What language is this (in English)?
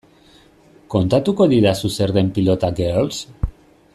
Basque